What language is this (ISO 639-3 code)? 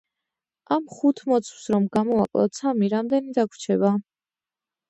kat